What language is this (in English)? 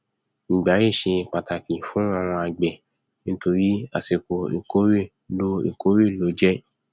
Yoruba